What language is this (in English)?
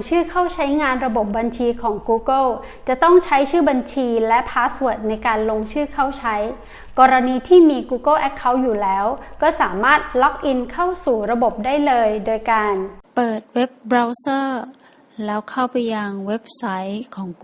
Thai